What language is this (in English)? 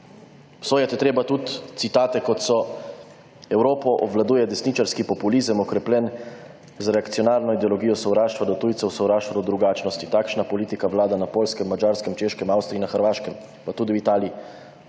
Slovenian